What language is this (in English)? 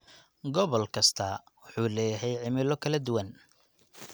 Somali